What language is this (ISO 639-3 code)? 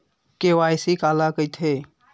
hne